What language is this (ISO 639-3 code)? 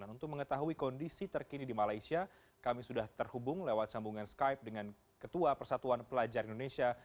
ind